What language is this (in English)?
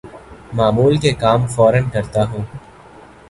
Urdu